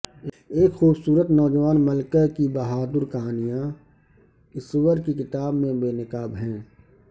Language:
Urdu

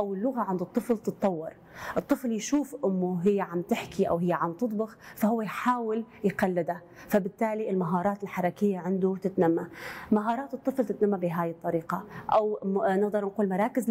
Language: Arabic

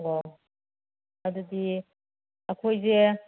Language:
Manipuri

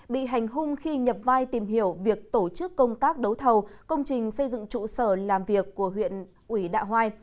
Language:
Vietnamese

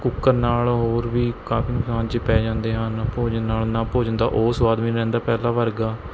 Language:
Punjabi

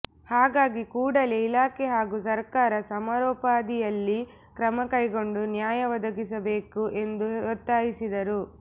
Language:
Kannada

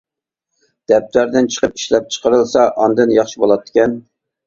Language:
Uyghur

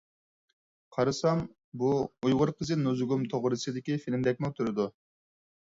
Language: Uyghur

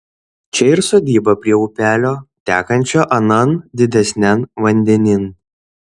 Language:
Lithuanian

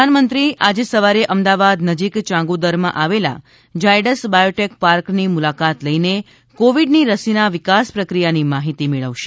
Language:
Gujarati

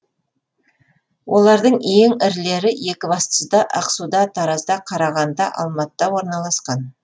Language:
Kazakh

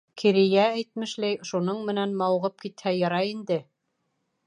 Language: Bashkir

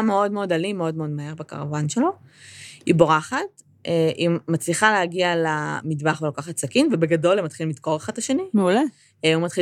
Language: Hebrew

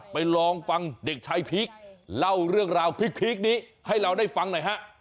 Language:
Thai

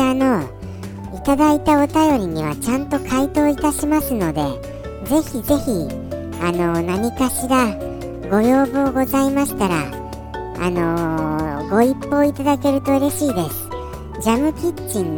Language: Japanese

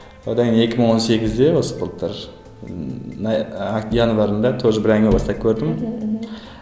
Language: Kazakh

